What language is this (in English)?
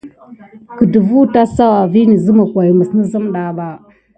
Gidar